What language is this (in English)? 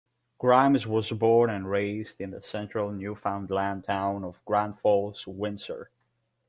English